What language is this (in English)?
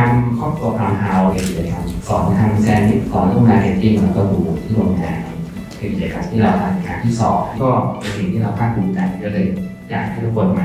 Thai